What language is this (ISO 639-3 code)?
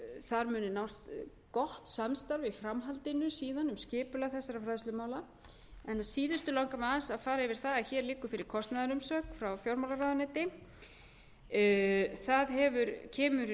isl